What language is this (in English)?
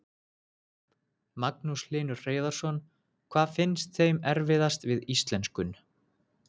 Icelandic